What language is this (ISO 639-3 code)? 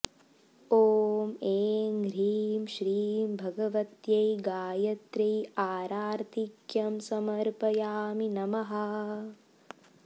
san